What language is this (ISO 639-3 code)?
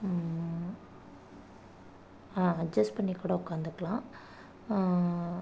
tam